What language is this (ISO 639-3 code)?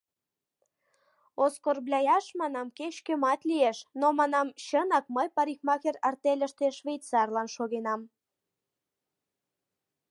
chm